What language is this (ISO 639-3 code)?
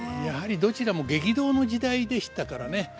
jpn